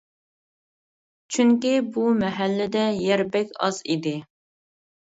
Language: Uyghur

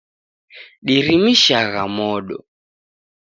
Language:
Taita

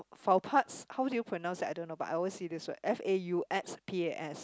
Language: English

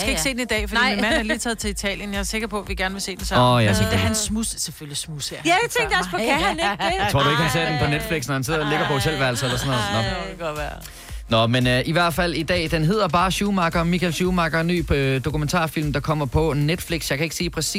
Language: Danish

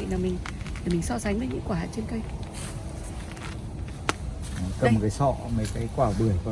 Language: Vietnamese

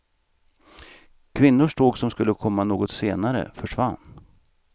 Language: Swedish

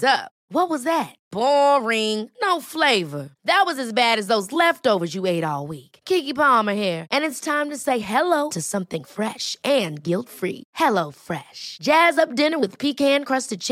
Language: Swedish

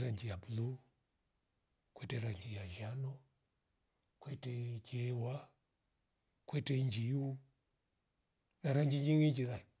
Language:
Rombo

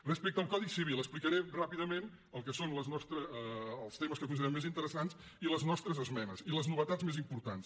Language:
Catalan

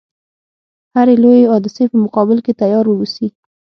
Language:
Pashto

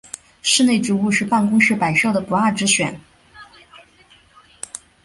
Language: Chinese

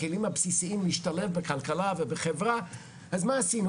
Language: Hebrew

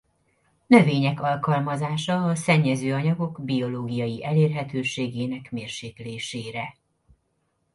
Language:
Hungarian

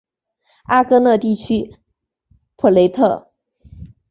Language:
Chinese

